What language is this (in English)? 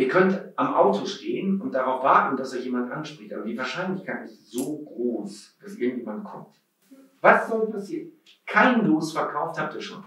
German